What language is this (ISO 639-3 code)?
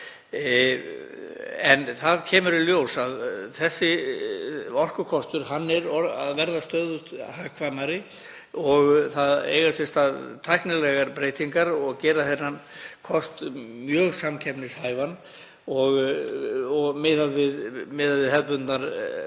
isl